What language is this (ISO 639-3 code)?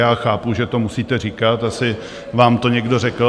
ces